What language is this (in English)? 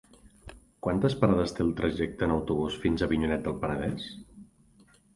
Catalan